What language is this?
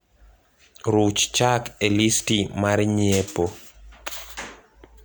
Luo (Kenya and Tanzania)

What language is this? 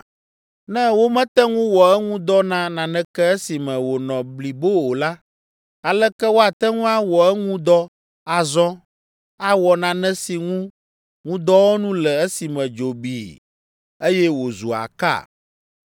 Ewe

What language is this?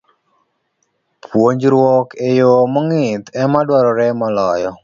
Luo (Kenya and Tanzania)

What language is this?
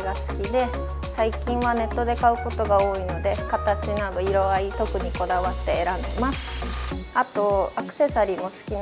Japanese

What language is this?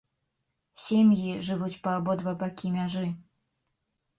Belarusian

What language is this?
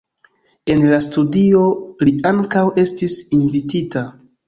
Esperanto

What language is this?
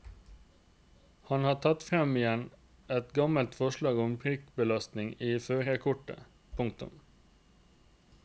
Norwegian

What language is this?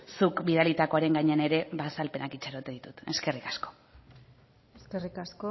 Basque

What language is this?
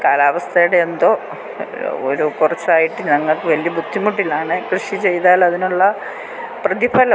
Malayalam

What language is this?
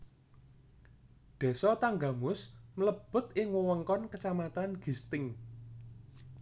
Javanese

